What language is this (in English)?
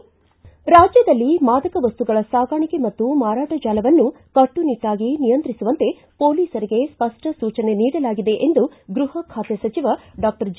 Kannada